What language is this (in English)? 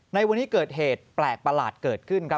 Thai